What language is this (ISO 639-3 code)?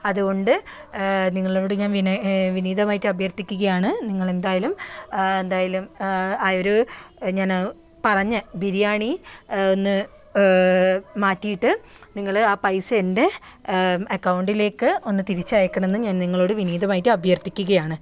mal